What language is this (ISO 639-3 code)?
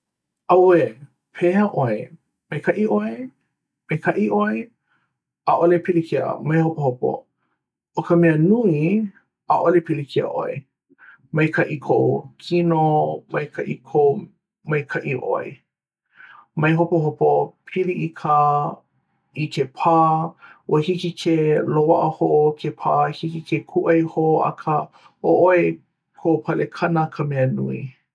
haw